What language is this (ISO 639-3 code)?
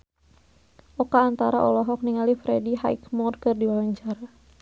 sun